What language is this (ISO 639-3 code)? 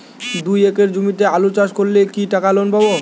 ben